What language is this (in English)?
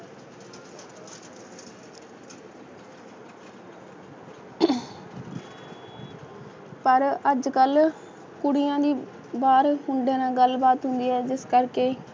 Punjabi